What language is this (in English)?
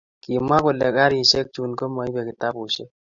Kalenjin